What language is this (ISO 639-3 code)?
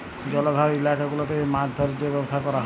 ben